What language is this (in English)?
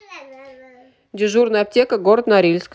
Russian